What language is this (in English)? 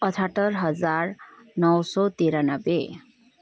Nepali